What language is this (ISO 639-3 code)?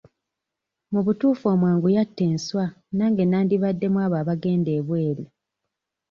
lug